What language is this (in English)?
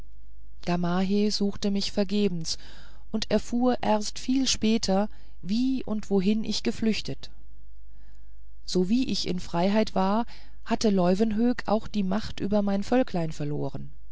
German